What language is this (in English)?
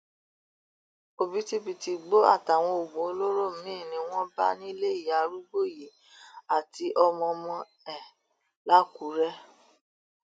Yoruba